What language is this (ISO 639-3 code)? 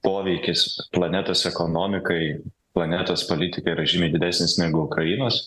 lit